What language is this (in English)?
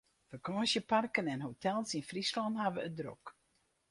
Western Frisian